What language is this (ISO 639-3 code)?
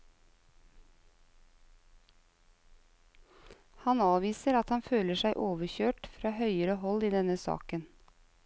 nor